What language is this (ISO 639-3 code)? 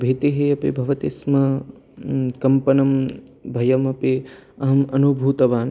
san